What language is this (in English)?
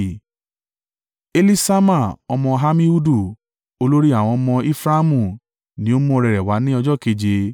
Yoruba